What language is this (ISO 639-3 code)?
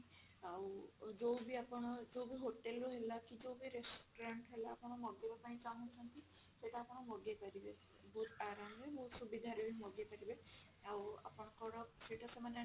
ori